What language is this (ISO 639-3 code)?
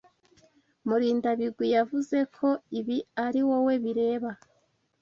kin